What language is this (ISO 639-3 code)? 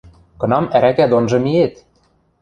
mrj